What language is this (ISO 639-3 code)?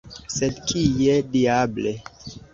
epo